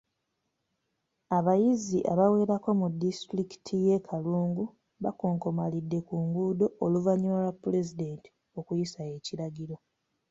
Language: Ganda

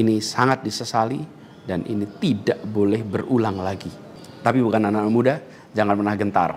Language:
Indonesian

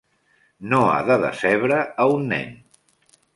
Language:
Catalan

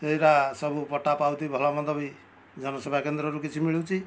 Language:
Odia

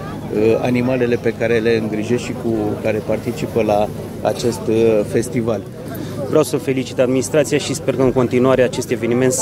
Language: Romanian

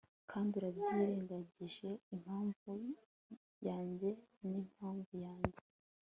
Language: Kinyarwanda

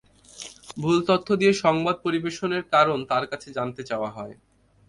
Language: Bangla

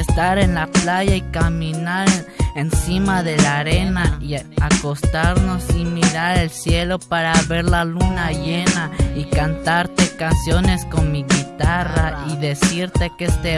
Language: Spanish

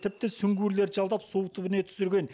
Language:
Kazakh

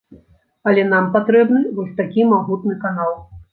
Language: Belarusian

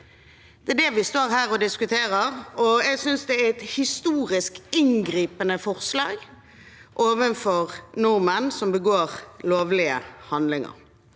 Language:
Norwegian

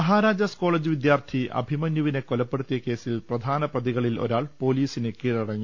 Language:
Malayalam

